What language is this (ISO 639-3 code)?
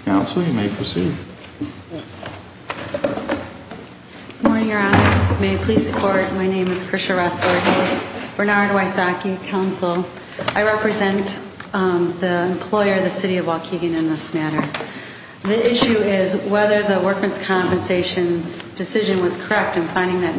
eng